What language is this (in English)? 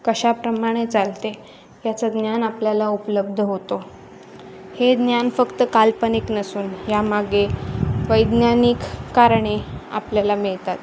Marathi